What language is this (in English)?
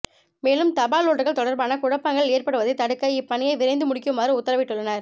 Tamil